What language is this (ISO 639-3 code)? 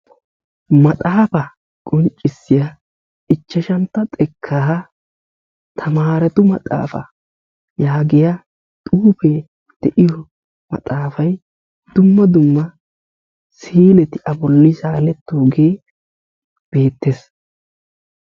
wal